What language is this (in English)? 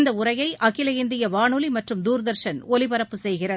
Tamil